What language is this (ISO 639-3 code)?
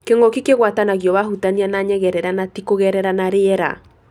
kik